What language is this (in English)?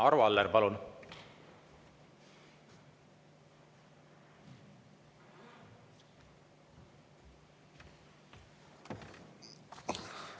Estonian